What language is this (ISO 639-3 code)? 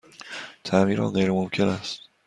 fas